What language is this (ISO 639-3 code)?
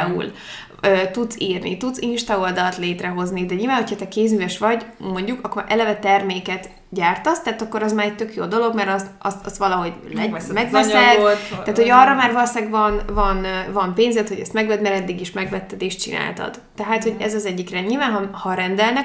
hun